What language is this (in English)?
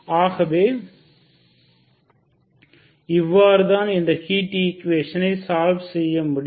Tamil